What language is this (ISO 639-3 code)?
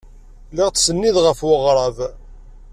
kab